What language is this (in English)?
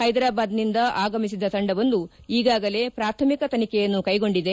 Kannada